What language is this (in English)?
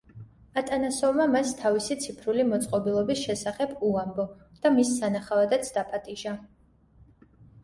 Georgian